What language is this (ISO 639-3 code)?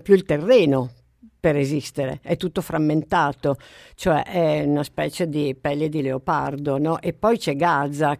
ita